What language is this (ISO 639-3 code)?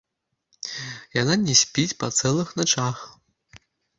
bel